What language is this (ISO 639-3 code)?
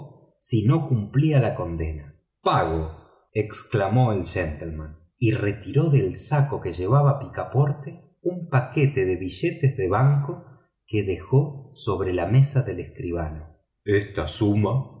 spa